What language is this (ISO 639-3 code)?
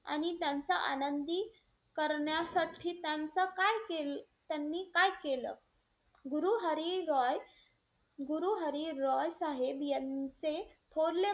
mar